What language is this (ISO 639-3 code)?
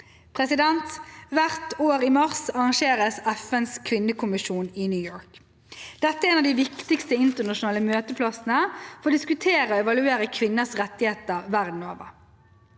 nor